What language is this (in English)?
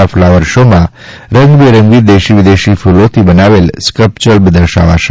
Gujarati